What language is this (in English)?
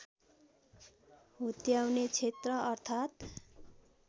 Nepali